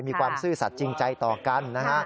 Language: Thai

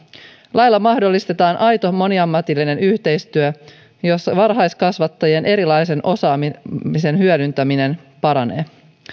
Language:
Finnish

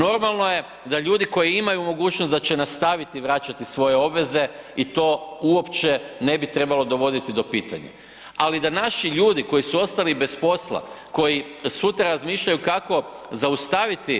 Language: Croatian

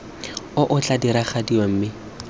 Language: Tswana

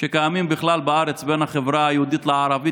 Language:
Hebrew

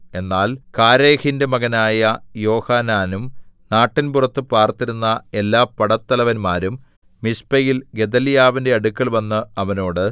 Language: Malayalam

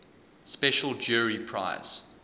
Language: English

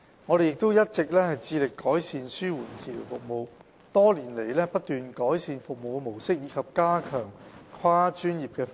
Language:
Cantonese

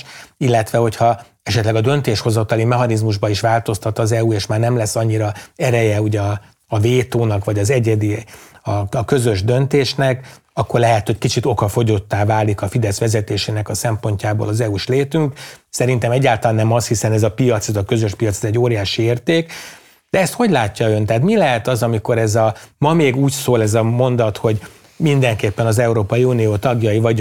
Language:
Hungarian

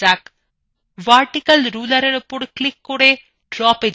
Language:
Bangla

